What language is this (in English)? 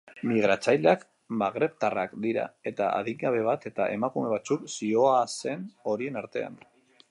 Basque